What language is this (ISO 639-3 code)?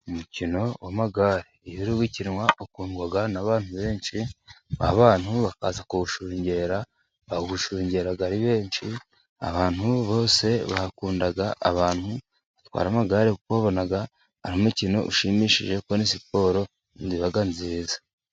kin